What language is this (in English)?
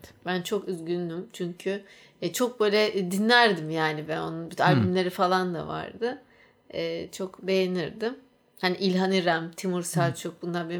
Turkish